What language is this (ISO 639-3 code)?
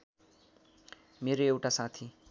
nep